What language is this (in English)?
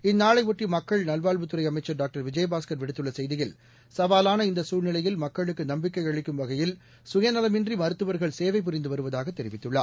Tamil